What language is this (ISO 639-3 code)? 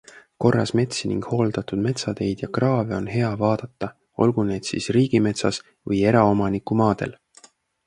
est